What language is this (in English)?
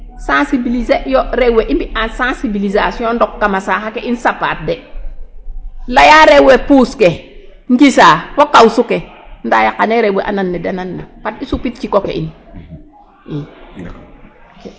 Serer